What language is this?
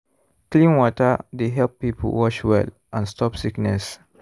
Nigerian Pidgin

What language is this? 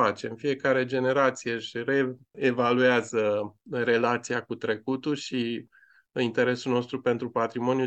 Romanian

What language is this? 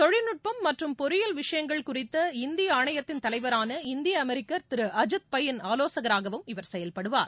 Tamil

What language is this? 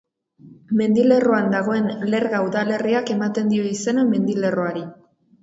Basque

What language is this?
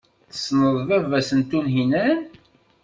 Kabyle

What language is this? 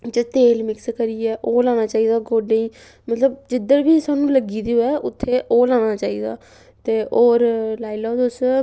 Dogri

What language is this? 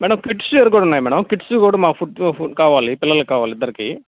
Telugu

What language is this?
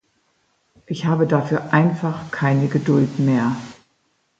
German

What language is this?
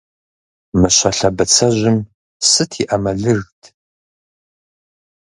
Kabardian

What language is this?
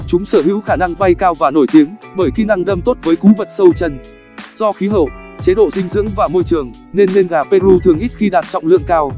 Vietnamese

